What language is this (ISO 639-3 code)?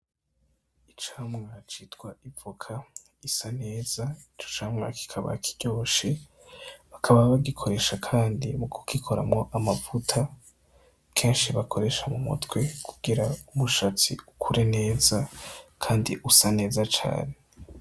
run